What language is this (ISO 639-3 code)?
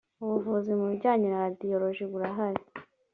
kin